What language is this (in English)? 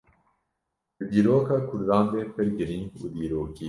Kurdish